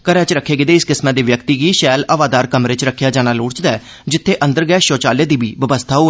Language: Dogri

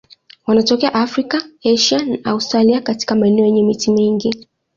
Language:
Swahili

